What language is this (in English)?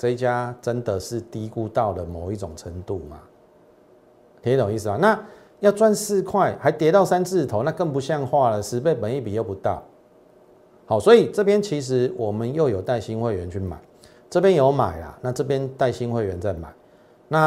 Chinese